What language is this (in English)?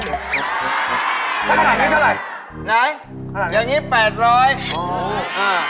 Thai